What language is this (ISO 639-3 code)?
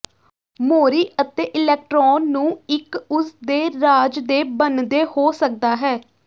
pan